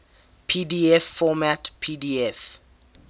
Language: English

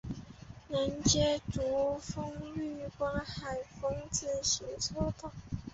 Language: Chinese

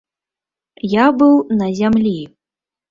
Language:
Belarusian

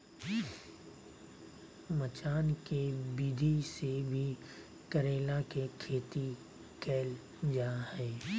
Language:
Magahi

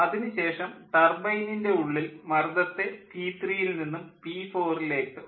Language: Malayalam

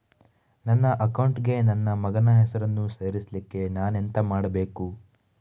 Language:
Kannada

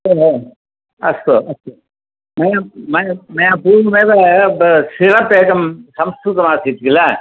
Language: Sanskrit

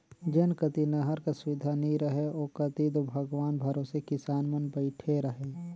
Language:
Chhattisgarhi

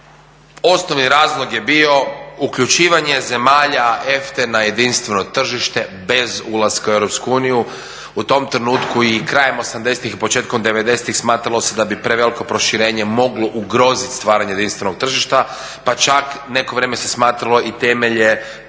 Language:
Croatian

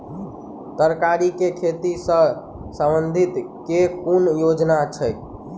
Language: Maithili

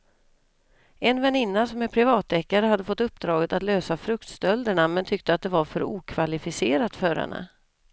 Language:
Swedish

